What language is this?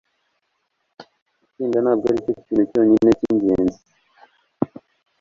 Kinyarwanda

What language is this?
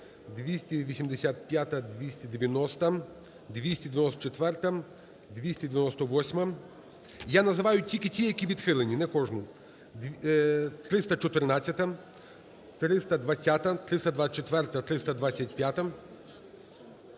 Ukrainian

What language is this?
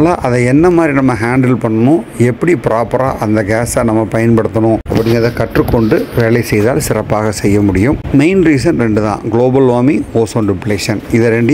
Romanian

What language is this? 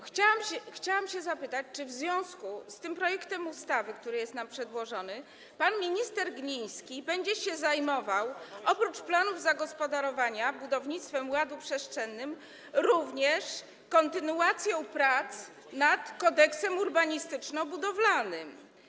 Polish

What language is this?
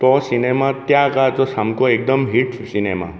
Konkani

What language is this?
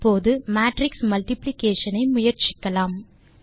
Tamil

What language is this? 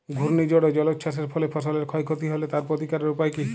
Bangla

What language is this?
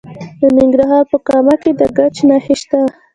Pashto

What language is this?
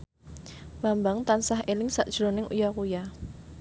Javanese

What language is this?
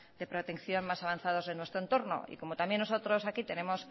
Spanish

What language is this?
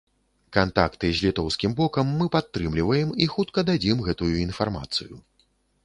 Belarusian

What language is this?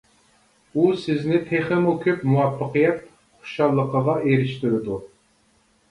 Uyghur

